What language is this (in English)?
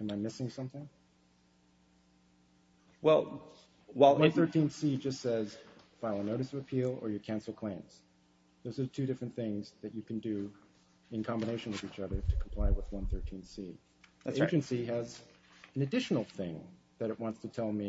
English